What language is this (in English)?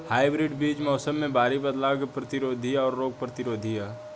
Bhojpuri